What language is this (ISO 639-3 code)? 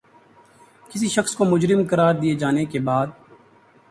urd